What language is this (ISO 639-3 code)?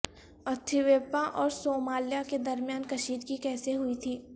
urd